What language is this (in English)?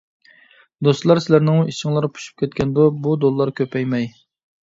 Uyghur